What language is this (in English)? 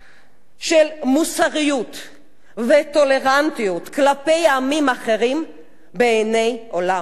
Hebrew